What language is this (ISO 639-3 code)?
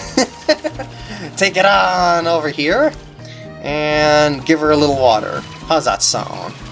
eng